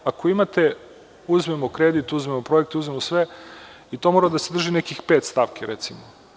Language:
Serbian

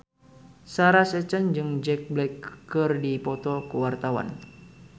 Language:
Sundanese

